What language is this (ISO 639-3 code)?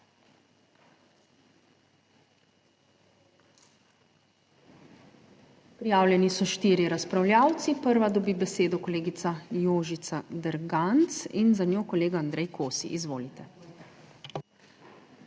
slv